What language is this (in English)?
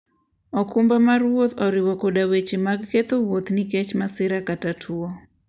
Luo (Kenya and Tanzania)